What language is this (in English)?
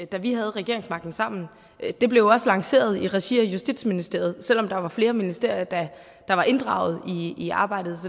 Danish